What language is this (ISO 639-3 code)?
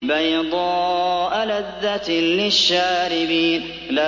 ara